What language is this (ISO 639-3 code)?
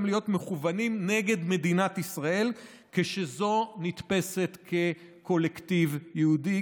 heb